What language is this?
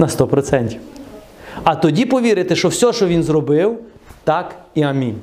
Ukrainian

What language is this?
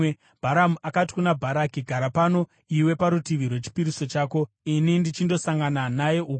Shona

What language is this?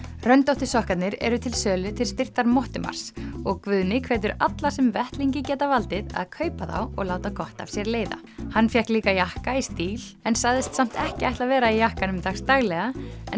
Icelandic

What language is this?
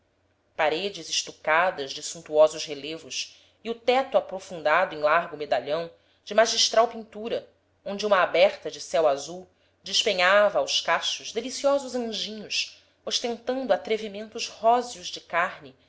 Portuguese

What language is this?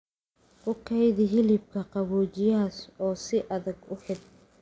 Somali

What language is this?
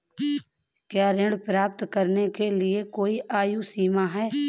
Hindi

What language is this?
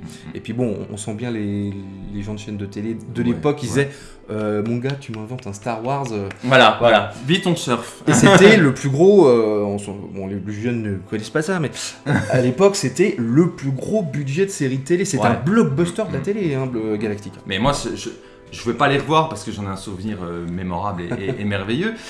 French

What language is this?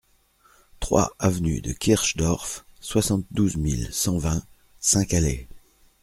French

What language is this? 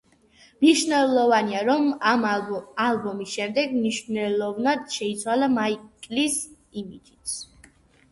Georgian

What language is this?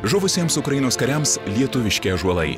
Lithuanian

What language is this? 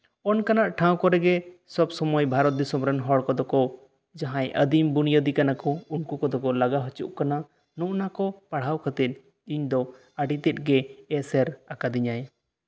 Santali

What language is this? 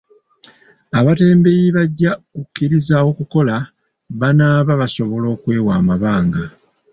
Ganda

